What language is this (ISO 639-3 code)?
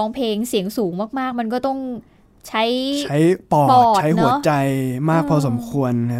tha